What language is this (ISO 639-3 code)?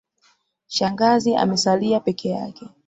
swa